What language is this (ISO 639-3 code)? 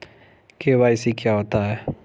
hin